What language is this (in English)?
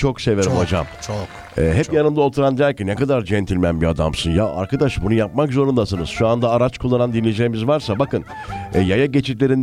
Turkish